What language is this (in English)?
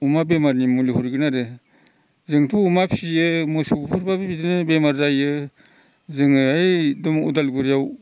Bodo